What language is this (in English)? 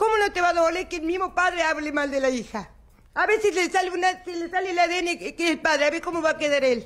Spanish